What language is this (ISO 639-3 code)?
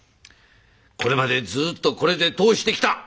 jpn